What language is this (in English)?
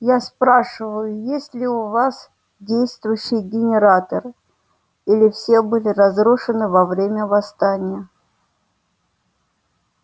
Russian